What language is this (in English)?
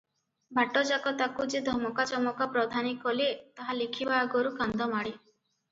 Odia